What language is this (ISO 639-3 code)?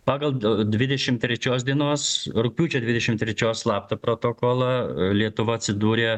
lit